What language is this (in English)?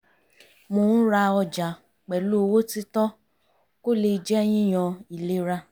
Yoruba